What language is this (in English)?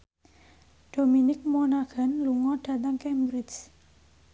Javanese